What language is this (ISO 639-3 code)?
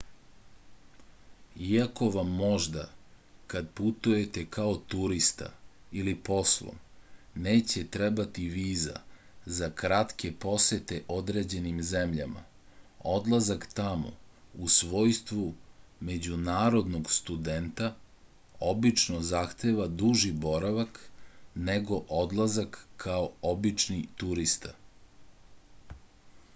srp